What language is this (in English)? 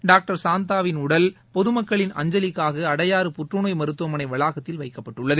Tamil